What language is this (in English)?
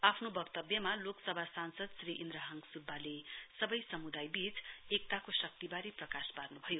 Nepali